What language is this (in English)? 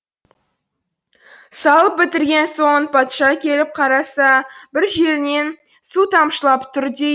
Kazakh